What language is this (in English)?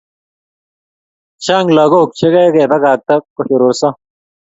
Kalenjin